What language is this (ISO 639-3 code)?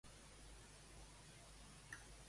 cat